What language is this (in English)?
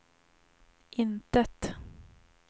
Swedish